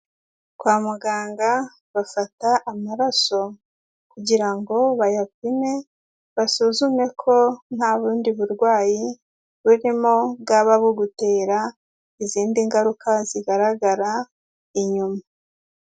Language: Kinyarwanda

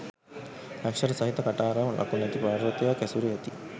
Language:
Sinhala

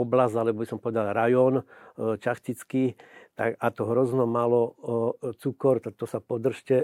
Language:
Slovak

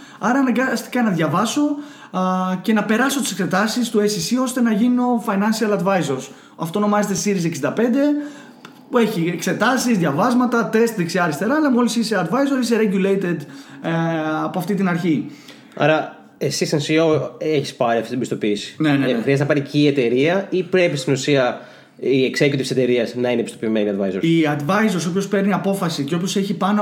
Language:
Greek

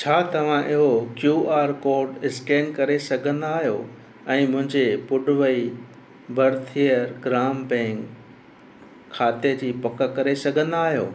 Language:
Sindhi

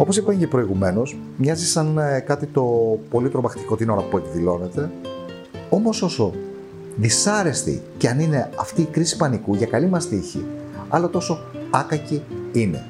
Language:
Greek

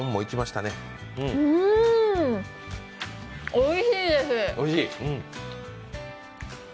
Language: Japanese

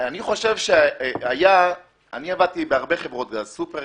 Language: Hebrew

